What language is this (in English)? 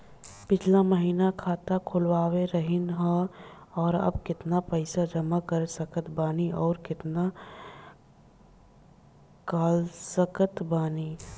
Bhojpuri